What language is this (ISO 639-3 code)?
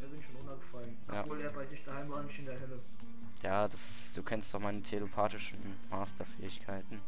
deu